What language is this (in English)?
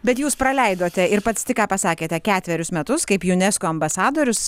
Lithuanian